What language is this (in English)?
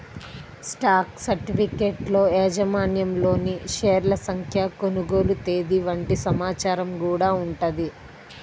Telugu